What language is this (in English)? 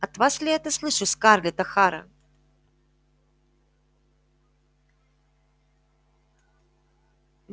Russian